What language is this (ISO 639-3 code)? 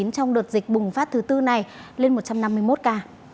vie